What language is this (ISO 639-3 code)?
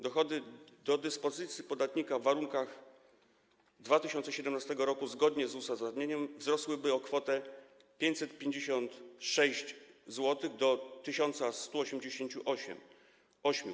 pol